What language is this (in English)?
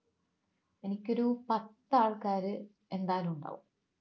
Malayalam